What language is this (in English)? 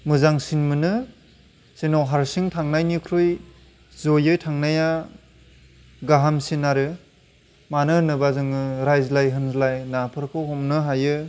Bodo